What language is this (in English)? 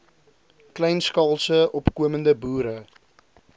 Afrikaans